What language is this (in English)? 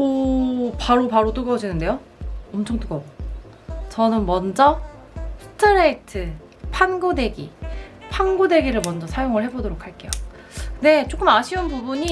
Korean